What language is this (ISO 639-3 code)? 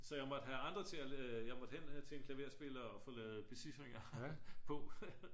dan